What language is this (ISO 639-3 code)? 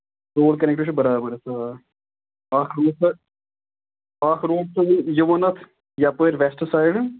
kas